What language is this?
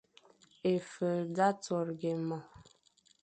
Fang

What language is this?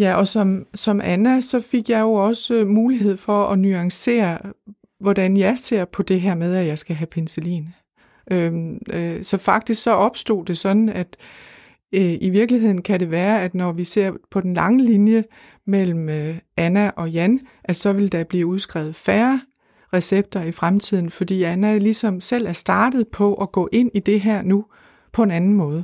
Danish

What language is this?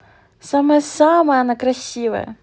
Russian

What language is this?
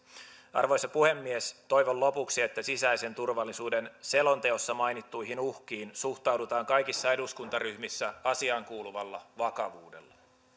Finnish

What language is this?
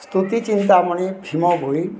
Odia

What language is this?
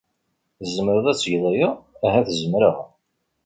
Kabyle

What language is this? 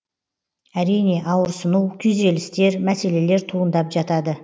Kazakh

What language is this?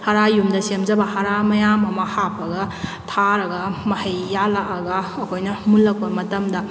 Manipuri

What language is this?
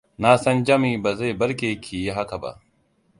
Hausa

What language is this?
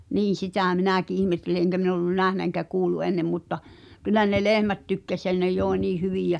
Finnish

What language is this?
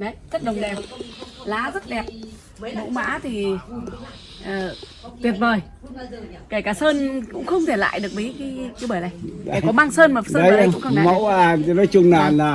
Vietnamese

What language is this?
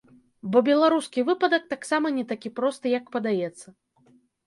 Belarusian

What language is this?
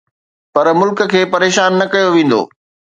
Sindhi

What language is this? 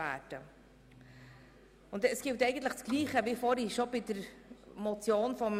Swiss German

